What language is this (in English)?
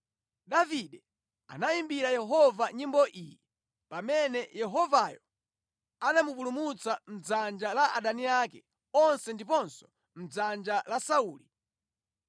Nyanja